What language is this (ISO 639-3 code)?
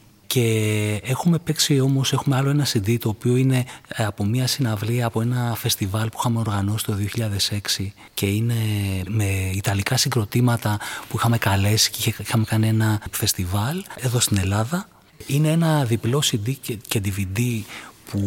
ell